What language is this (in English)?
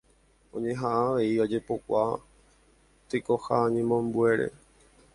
Guarani